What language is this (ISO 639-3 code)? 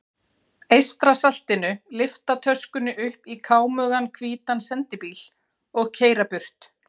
isl